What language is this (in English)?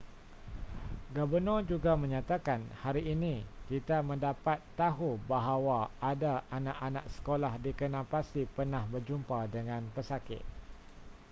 Malay